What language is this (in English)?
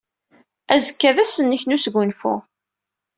Kabyle